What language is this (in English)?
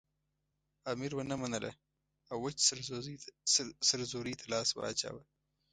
Pashto